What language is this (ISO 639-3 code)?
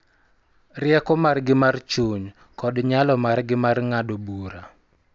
luo